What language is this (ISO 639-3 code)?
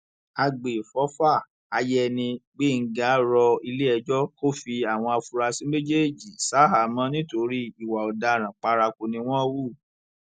yor